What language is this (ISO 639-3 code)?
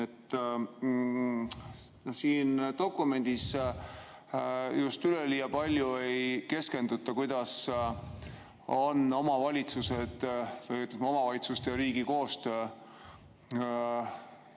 est